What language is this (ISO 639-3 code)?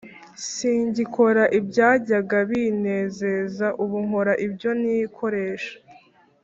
kin